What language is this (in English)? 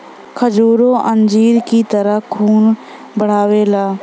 Bhojpuri